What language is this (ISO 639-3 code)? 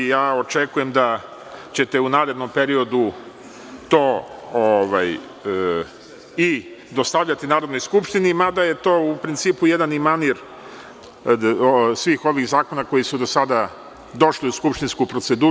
srp